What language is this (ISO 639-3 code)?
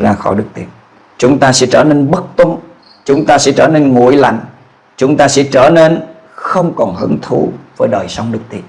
vie